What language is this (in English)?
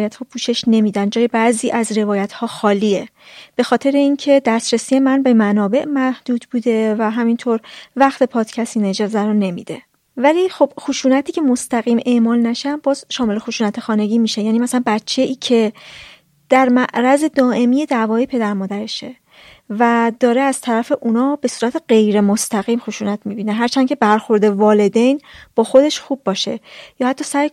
Persian